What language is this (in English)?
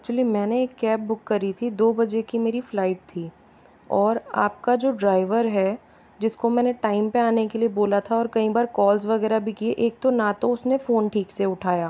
Hindi